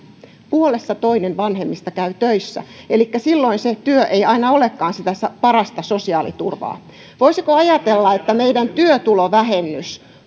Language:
Finnish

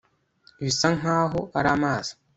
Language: Kinyarwanda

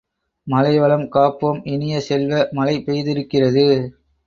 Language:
Tamil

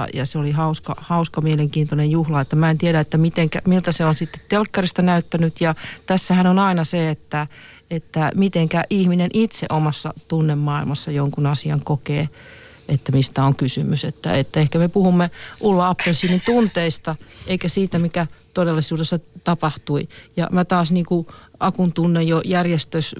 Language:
Finnish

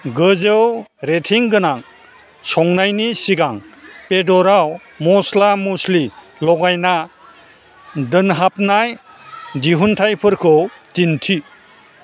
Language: Bodo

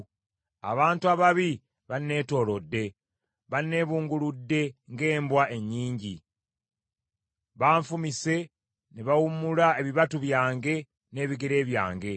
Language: Ganda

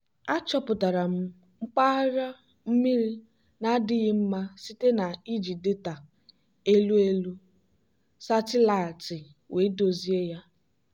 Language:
Igbo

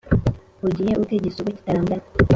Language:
Kinyarwanda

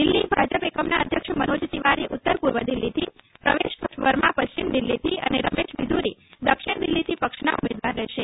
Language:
Gujarati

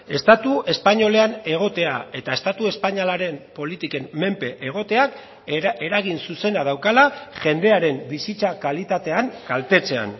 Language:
Basque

